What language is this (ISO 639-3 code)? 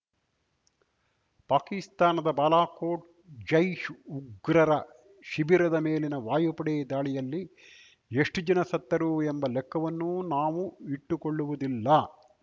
kan